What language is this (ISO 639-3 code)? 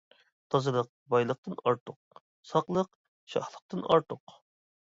uig